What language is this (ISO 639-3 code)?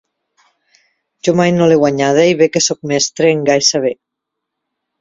cat